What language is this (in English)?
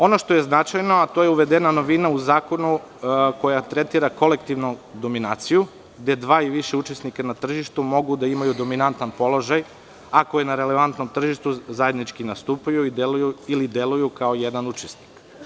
Serbian